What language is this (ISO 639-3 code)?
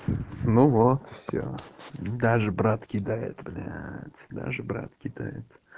rus